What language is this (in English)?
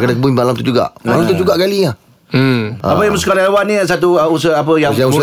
Malay